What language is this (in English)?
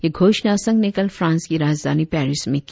Hindi